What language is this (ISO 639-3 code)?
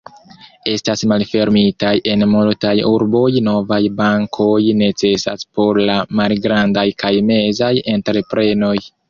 epo